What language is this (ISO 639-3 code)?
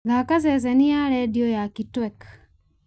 kik